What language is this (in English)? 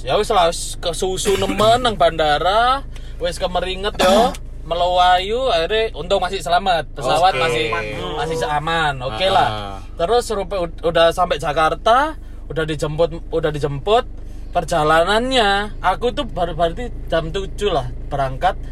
Indonesian